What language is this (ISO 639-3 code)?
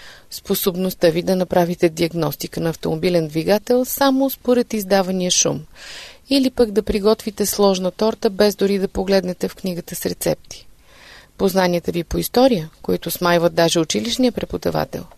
bul